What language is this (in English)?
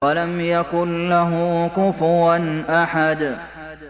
Arabic